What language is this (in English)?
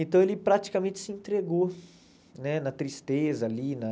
Portuguese